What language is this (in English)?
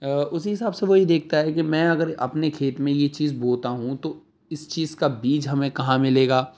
Urdu